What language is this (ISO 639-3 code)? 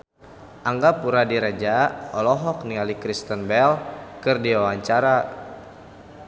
sun